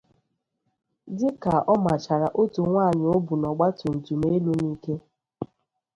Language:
Igbo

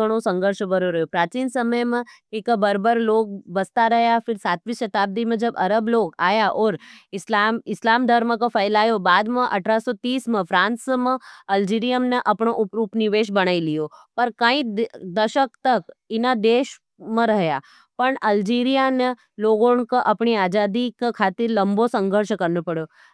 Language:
Nimadi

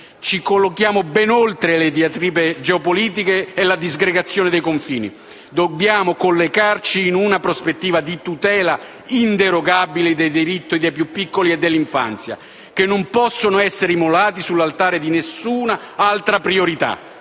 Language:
Italian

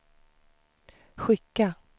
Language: Swedish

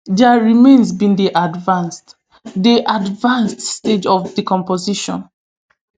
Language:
Nigerian Pidgin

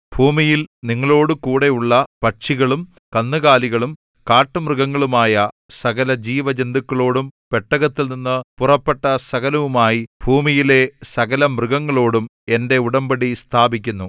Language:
Malayalam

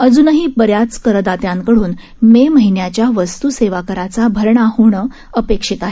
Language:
Marathi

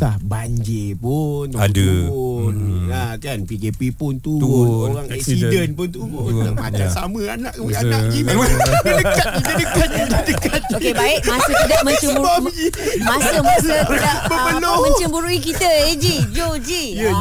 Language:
Malay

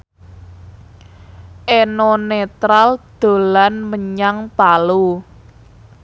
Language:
Javanese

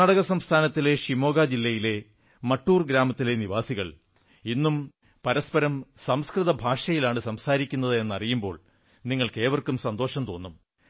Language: Malayalam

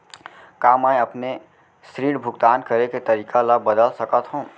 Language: Chhattisgarhi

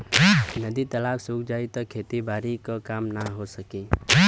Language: Bhojpuri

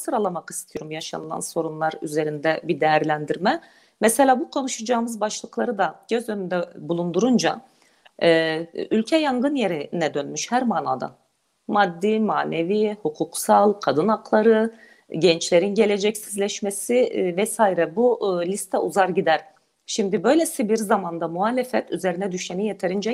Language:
Turkish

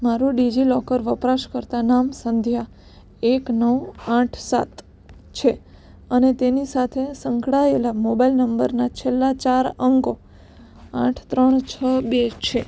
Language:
Gujarati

